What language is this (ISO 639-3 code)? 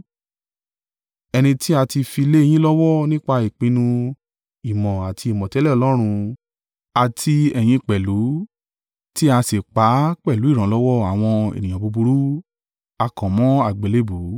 yor